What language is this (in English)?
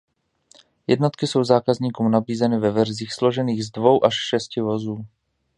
Czech